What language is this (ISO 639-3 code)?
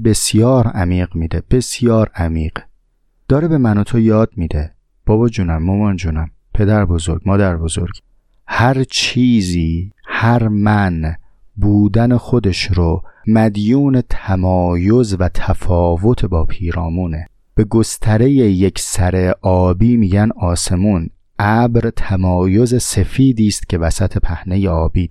fas